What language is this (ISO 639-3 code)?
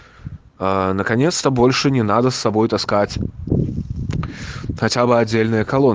rus